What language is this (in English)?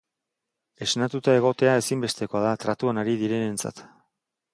Basque